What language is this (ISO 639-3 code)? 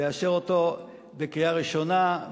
heb